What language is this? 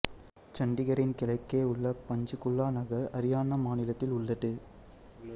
Tamil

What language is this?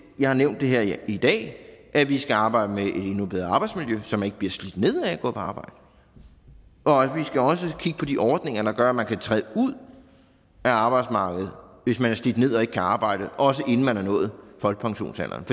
Danish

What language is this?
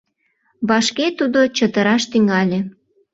Mari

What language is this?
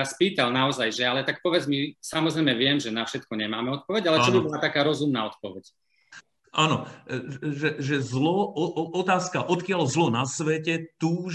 Slovak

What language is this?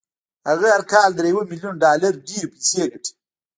Pashto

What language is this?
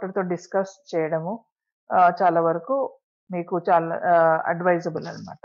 Telugu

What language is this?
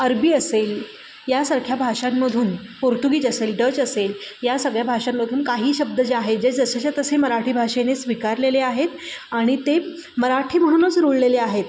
Marathi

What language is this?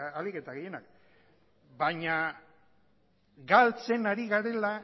Basque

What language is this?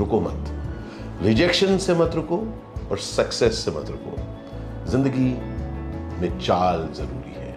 Hindi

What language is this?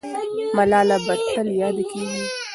Pashto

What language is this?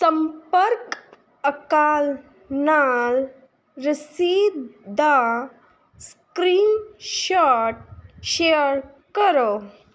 Punjabi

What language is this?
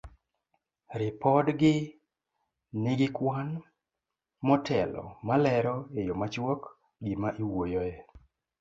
Luo (Kenya and Tanzania)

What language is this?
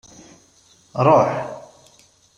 Kabyle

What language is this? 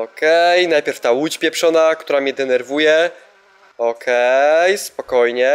Polish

